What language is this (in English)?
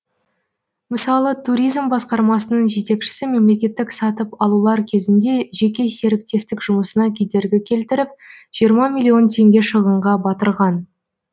Kazakh